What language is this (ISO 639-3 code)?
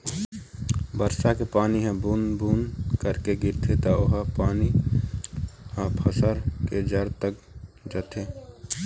hne